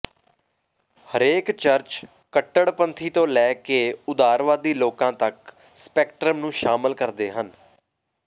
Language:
Punjabi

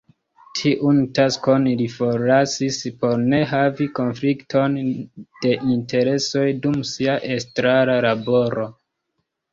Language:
Esperanto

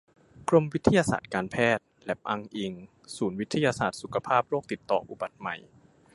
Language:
Thai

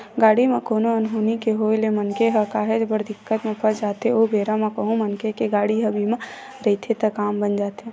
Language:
Chhattisgarhi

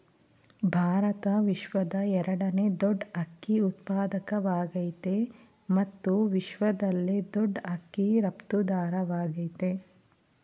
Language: Kannada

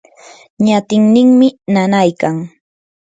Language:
Yanahuanca Pasco Quechua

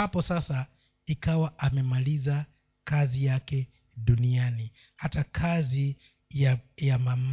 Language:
Swahili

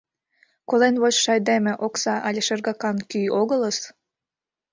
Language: Mari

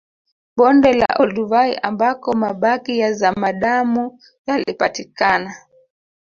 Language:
Swahili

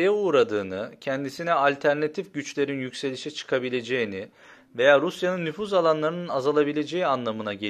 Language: Turkish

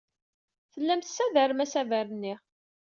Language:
Kabyle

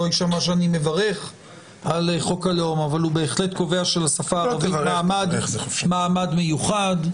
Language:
Hebrew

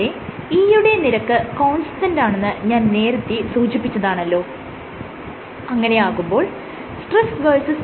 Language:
Malayalam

